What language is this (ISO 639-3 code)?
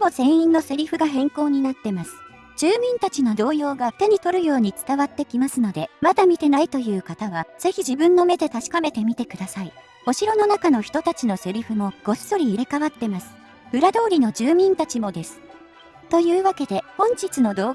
jpn